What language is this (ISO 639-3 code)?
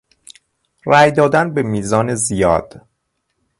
fas